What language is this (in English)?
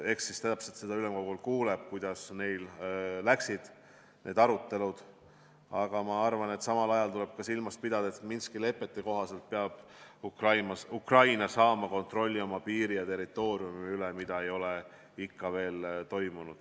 Estonian